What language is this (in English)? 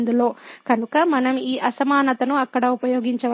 Telugu